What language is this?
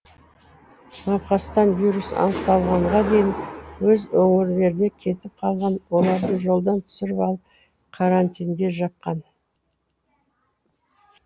Kazakh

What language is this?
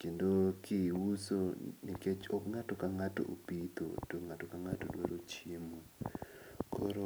Luo (Kenya and Tanzania)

